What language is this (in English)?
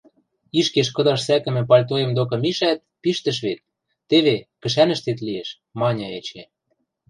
Western Mari